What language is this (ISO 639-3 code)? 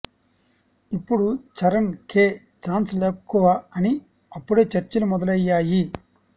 tel